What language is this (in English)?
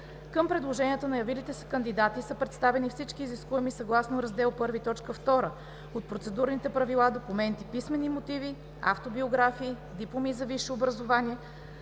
Bulgarian